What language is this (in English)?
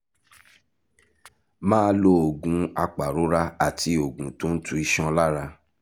Yoruba